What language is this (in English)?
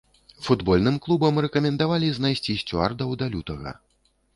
Belarusian